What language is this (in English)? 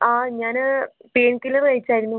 Malayalam